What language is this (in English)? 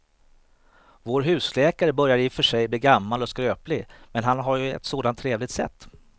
Swedish